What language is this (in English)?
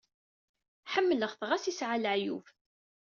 Kabyle